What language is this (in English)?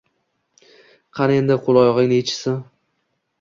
Uzbek